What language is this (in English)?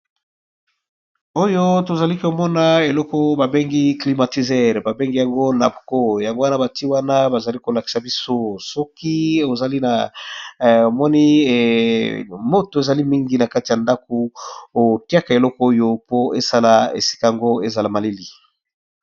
Lingala